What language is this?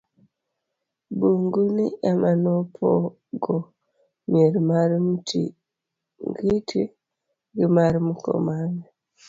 Luo (Kenya and Tanzania)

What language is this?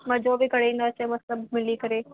Sindhi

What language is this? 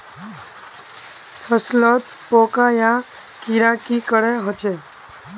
Magahi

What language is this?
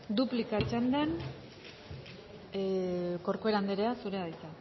Basque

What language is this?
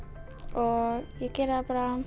Icelandic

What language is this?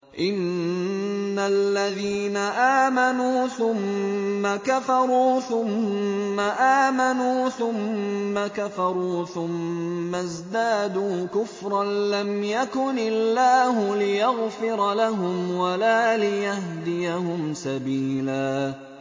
Arabic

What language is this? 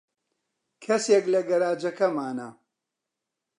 Central Kurdish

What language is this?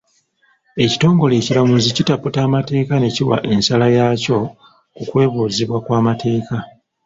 Ganda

